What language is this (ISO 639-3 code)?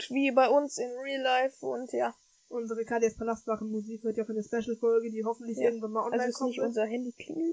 deu